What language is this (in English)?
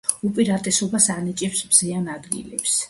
Georgian